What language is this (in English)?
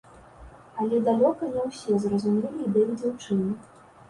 Belarusian